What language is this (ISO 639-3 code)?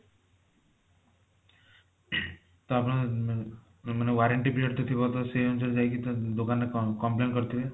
ori